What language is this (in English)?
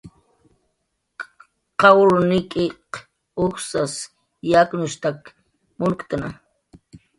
Jaqaru